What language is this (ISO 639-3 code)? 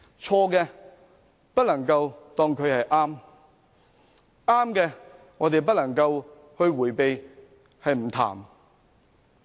yue